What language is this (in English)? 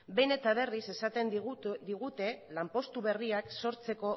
Basque